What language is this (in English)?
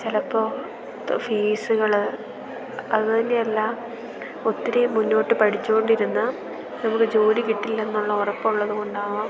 Malayalam